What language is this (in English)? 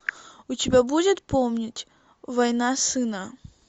Russian